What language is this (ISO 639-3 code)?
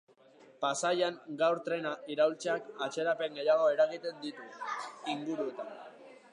eus